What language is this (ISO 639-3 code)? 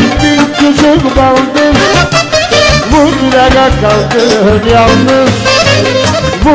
ara